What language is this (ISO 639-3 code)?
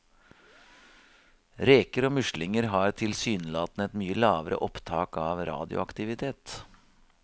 nor